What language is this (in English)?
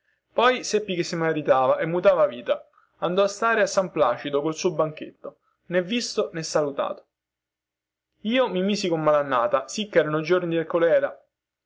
Italian